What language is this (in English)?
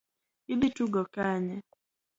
Luo (Kenya and Tanzania)